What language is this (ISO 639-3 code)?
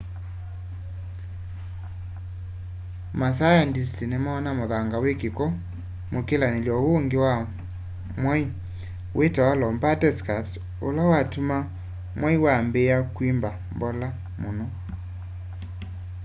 kam